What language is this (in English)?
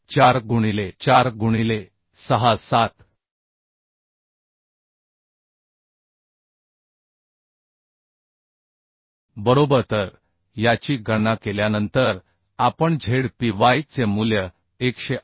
Marathi